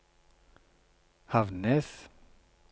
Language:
Norwegian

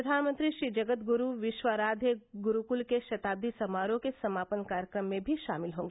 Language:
Hindi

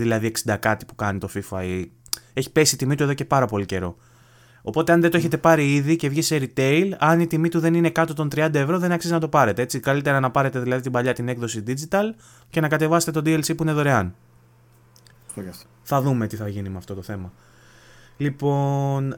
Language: Greek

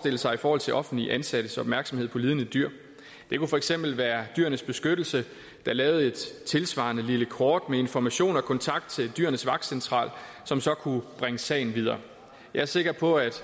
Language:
Danish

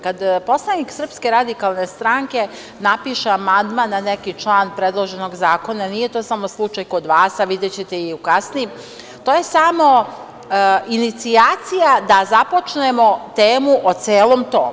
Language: Serbian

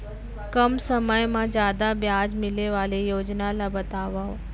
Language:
Chhattisgarhi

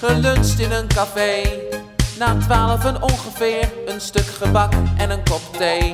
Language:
Dutch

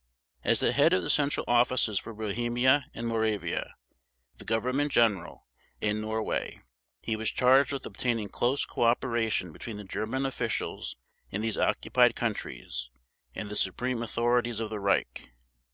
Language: English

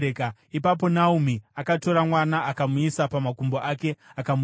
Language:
Shona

